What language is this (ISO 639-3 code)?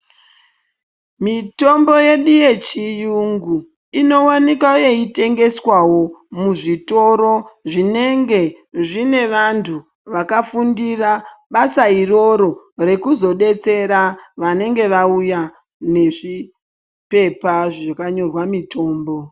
ndc